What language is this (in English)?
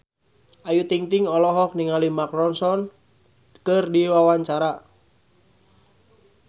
Sundanese